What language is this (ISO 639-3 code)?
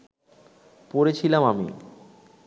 ben